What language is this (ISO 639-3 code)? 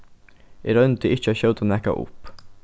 fao